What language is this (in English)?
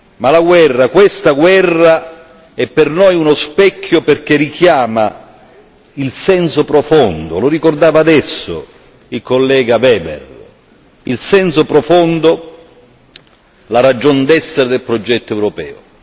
Italian